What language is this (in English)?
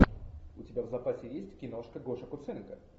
Russian